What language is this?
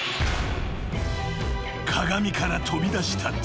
Japanese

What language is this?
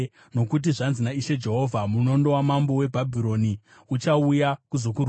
Shona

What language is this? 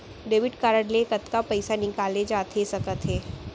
Chhattisgarhi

